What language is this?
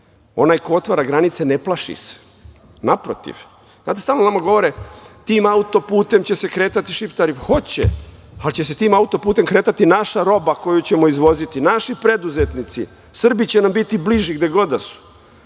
Serbian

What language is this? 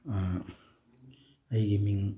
Manipuri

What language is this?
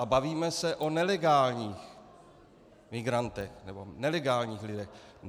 Czech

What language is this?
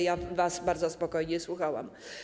Polish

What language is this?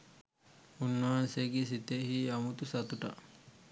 Sinhala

